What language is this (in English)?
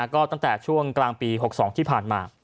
Thai